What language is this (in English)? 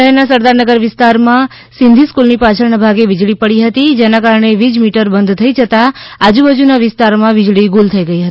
Gujarati